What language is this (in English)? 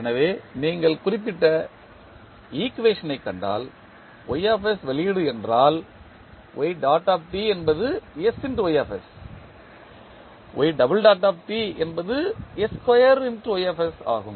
Tamil